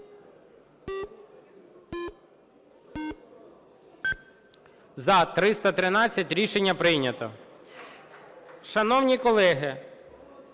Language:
Ukrainian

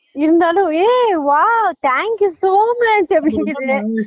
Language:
Tamil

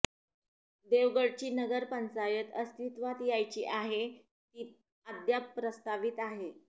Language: Marathi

